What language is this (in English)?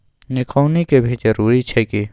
Maithili